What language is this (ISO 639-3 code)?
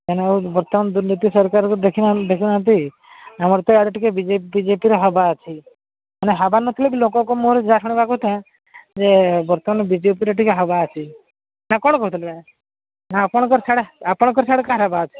ori